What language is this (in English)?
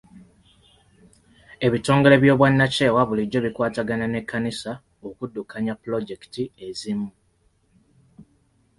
Ganda